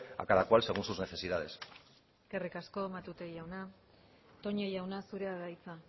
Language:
Basque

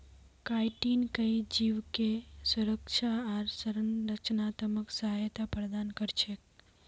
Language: Magahi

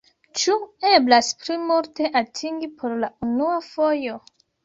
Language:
Esperanto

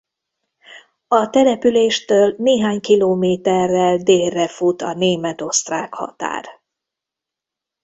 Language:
Hungarian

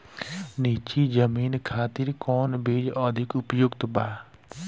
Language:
Bhojpuri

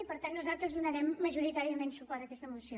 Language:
Catalan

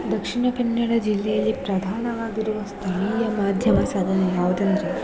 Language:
Kannada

